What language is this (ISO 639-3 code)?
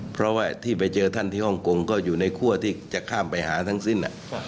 tha